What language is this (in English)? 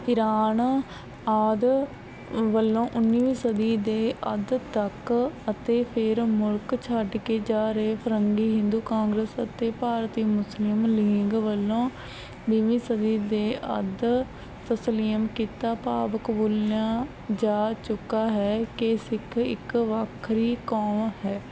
Punjabi